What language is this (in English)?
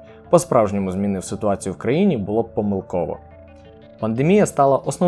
Ukrainian